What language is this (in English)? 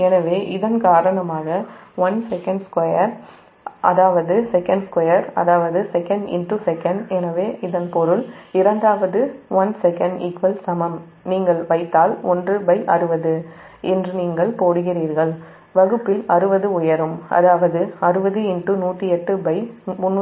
Tamil